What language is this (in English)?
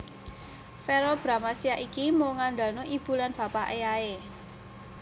Javanese